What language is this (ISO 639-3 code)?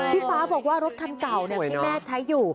tha